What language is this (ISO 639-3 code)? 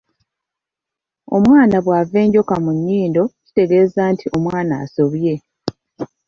lug